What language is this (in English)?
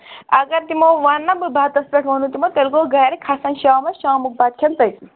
Kashmiri